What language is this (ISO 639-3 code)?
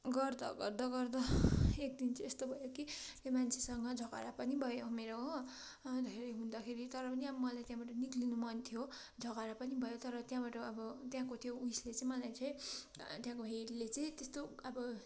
nep